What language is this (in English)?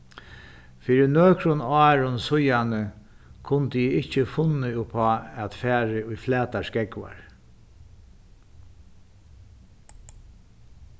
Faroese